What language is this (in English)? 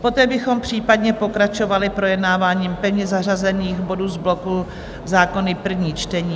Czech